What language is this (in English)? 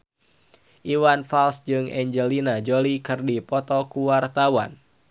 Sundanese